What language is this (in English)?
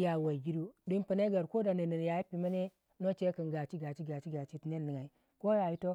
Waja